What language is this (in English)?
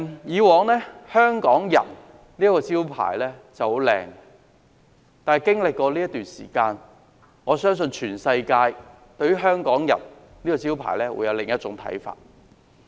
Cantonese